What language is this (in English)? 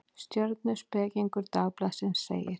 Icelandic